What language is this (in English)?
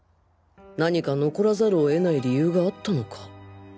Japanese